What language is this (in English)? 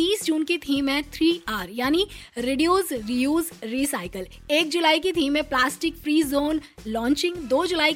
Hindi